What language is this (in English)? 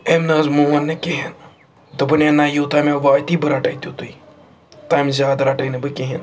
Kashmiri